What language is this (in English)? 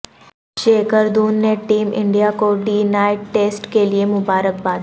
Urdu